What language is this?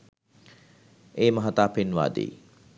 Sinhala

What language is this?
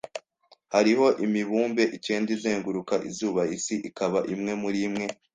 Kinyarwanda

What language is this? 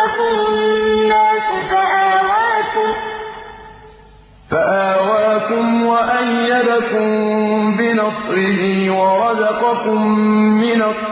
Arabic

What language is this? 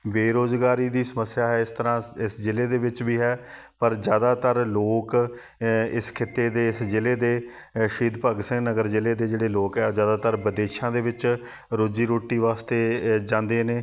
Punjabi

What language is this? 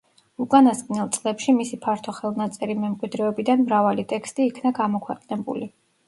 Georgian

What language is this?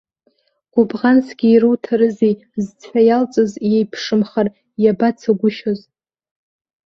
Abkhazian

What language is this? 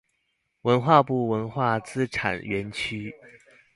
Chinese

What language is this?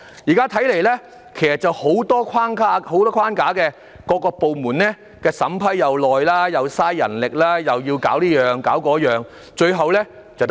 Cantonese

